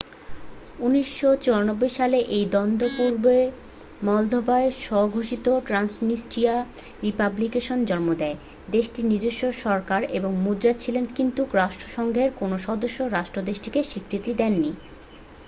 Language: Bangla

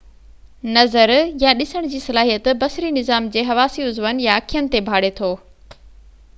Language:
Sindhi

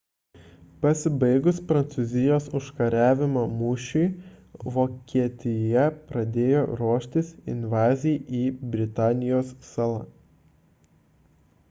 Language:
Lithuanian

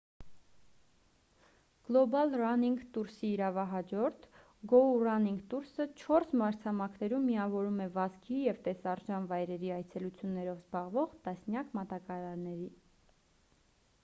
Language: Armenian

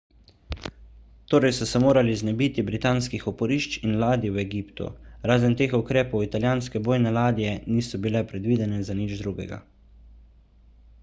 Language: Slovenian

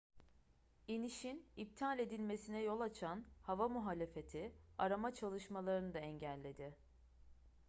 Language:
Turkish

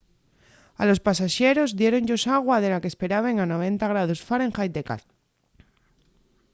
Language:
Asturian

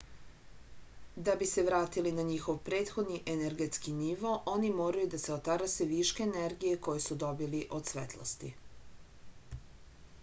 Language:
Serbian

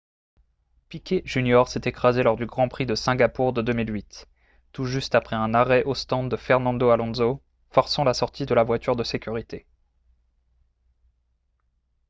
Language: French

